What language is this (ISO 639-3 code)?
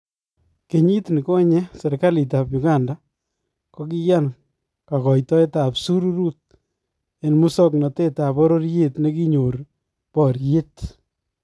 kln